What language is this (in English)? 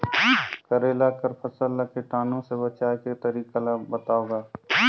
Chhattisgarhi